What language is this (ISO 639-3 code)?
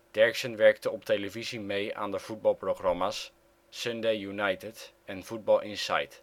nld